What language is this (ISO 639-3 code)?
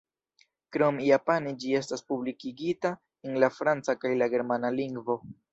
epo